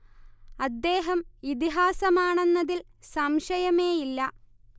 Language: Malayalam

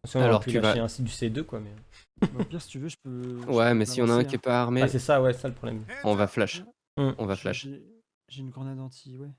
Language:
French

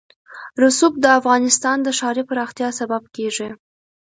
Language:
Pashto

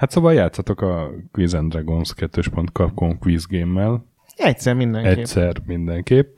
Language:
Hungarian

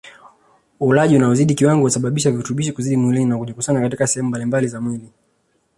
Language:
Swahili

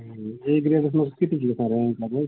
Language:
Kashmiri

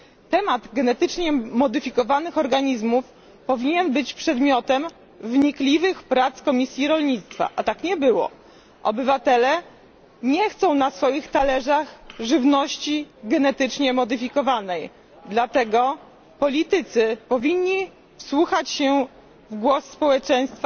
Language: Polish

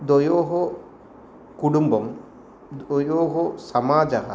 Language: Sanskrit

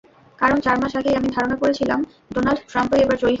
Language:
Bangla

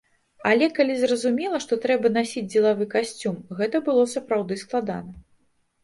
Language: Belarusian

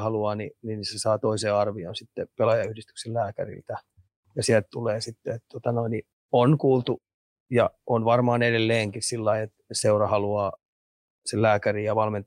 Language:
Finnish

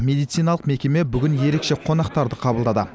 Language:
Kazakh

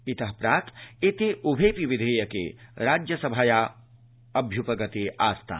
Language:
Sanskrit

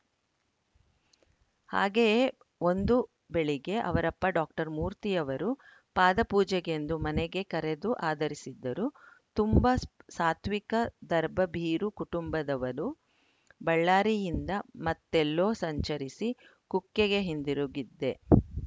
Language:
Kannada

